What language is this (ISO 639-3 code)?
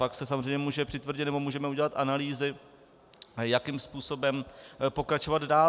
ces